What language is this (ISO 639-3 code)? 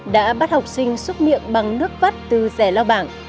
vie